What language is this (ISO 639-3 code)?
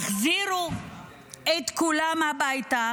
heb